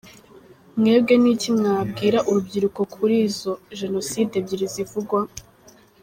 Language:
Kinyarwanda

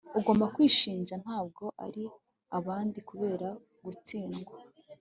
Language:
Kinyarwanda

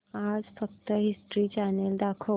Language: Marathi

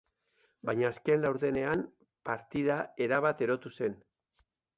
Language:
Basque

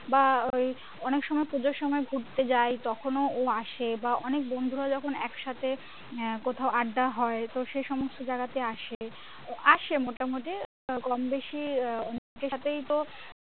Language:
Bangla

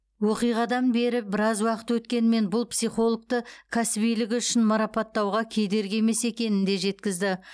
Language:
Kazakh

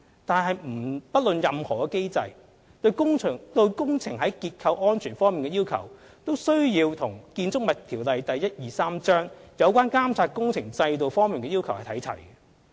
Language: Cantonese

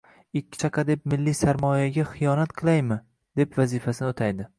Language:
Uzbek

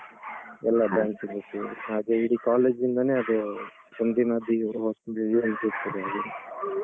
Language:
Kannada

